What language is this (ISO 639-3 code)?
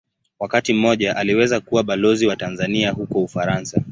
swa